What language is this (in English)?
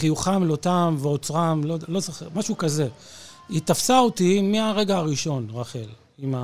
Hebrew